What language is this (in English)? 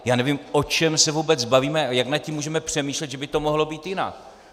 Czech